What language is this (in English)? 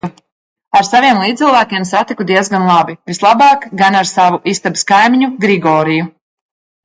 Latvian